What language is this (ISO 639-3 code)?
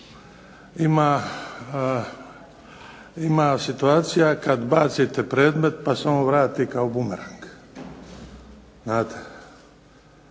hrv